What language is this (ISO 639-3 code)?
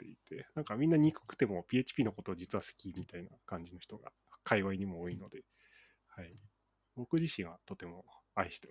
jpn